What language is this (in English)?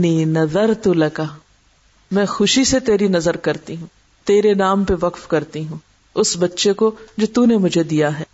Urdu